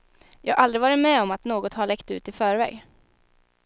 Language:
Swedish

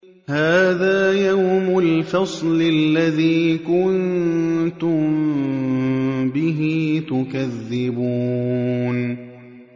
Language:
Arabic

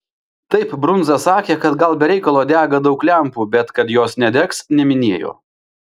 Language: Lithuanian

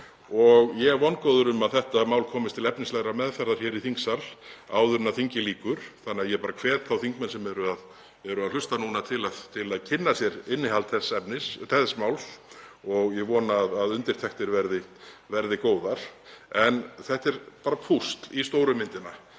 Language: Icelandic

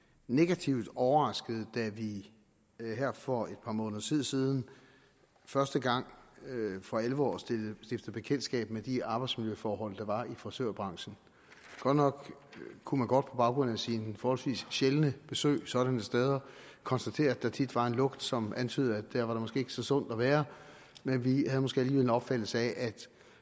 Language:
Danish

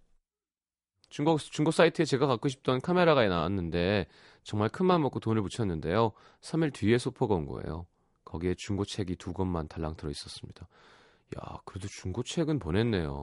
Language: Korean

